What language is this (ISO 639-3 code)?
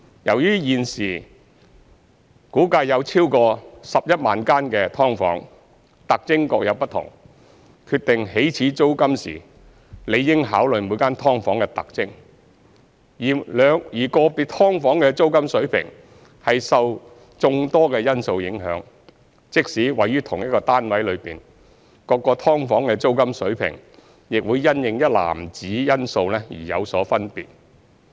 yue